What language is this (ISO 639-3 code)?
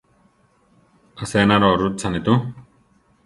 tar